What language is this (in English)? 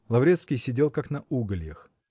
Russian